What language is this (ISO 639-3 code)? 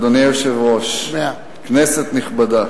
heb